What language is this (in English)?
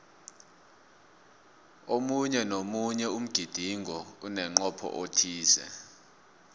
South Ndebele